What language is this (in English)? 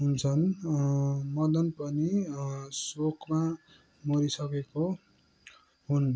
Nepali